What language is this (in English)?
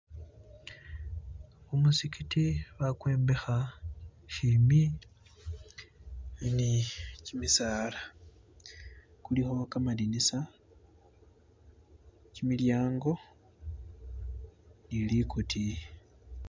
Masaaba